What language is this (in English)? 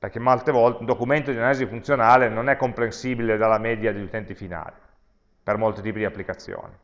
Italian